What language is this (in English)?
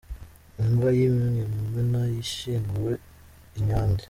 Kinyarwanda